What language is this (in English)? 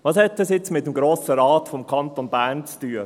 Swiss German